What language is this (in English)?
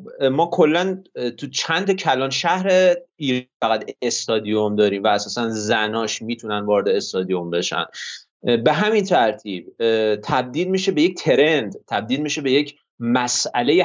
Persian